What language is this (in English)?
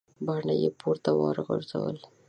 Pashto